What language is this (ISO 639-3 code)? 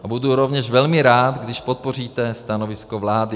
ces